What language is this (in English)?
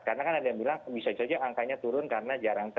Indonesian